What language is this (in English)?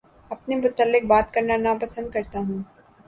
Urdu